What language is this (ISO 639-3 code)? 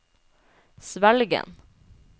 nor